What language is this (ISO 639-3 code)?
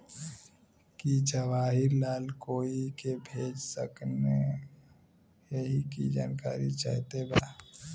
bho